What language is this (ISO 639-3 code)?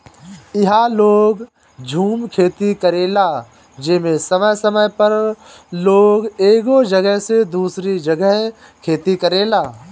bho